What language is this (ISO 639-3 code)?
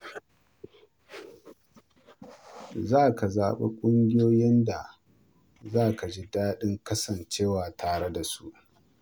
hau